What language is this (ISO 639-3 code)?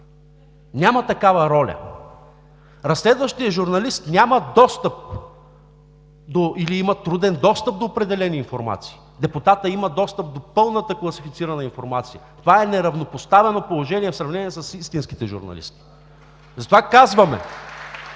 bul